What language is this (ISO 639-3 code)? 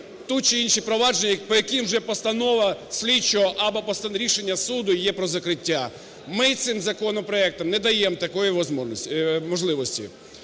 ukr